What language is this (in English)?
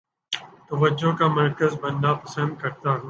Urdu